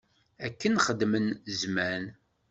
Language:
Kabyle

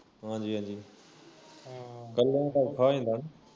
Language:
Punjabi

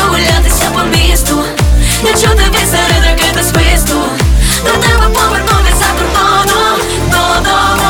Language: Ukrainian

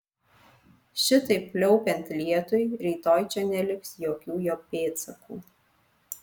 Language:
Lithuanian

